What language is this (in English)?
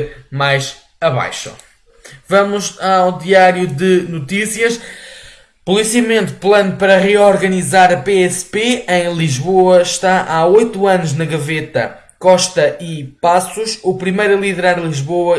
Portuguese